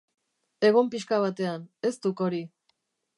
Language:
Basque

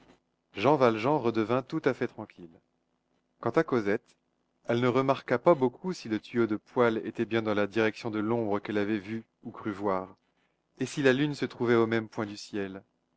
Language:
French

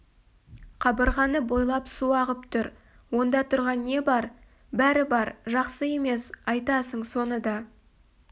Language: Kazakh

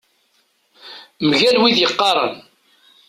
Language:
Kabyle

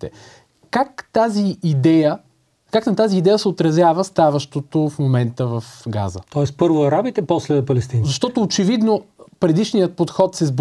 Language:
Bulgarian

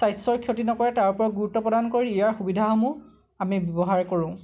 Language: Assamese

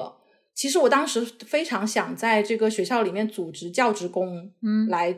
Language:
Chinese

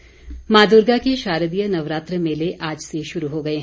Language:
Hindi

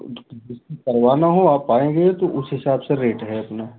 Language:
Hindi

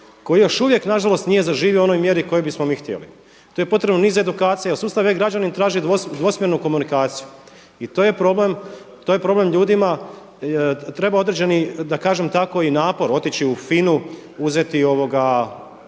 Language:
Croatian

